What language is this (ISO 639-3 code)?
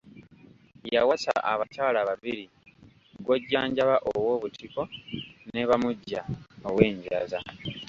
lug